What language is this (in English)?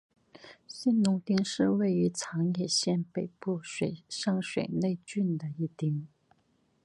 Chinese